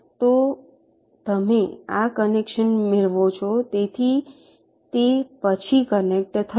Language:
Gujarati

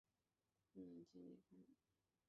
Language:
Chinese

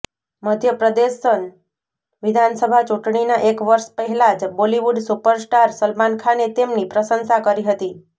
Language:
Gujarati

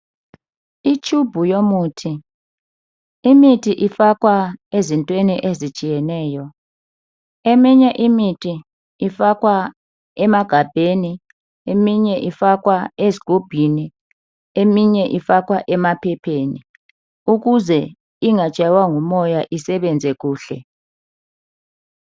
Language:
North Ndebele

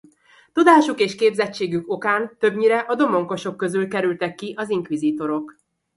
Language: Hungarian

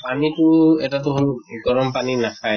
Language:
Assamese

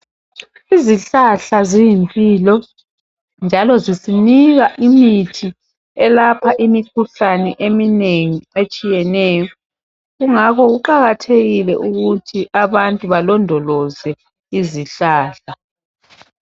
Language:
North Ndebele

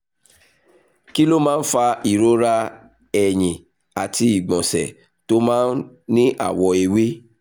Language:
Yoruba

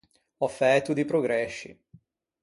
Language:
Ligurian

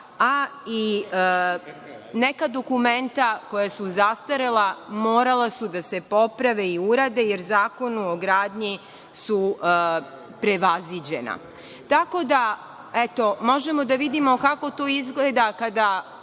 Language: Serbian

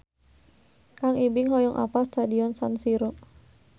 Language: Sundanese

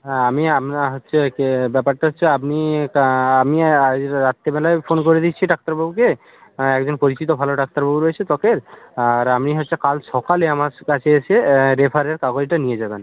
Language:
Bangla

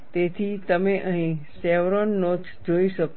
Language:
Gujarati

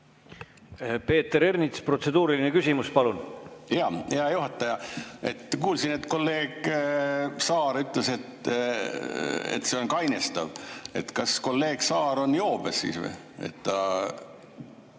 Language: Estonian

